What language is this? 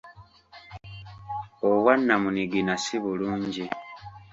Ganda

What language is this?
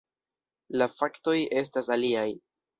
Esperanto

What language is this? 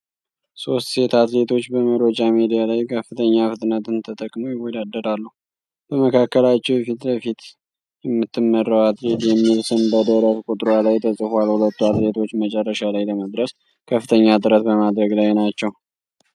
Amharic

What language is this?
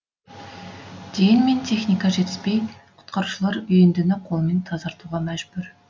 Kazakh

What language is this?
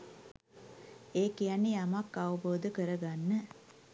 Sinhala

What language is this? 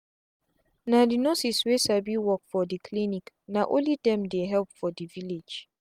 Nigerian Pidgin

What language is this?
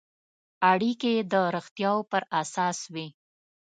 Pashto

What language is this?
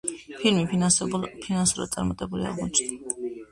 Georgian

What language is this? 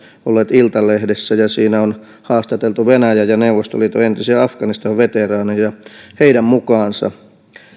Finnish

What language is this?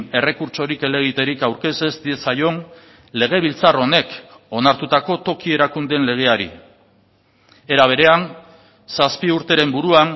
Basque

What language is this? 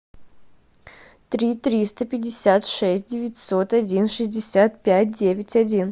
Russian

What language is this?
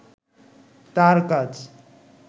Bangla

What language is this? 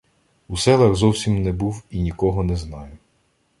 Ukrainian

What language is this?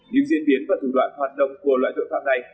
Vietnamese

